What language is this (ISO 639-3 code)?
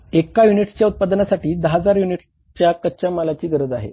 mar